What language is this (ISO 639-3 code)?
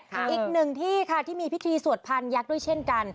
tha